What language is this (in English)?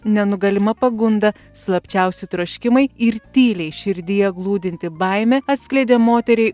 Lithuanian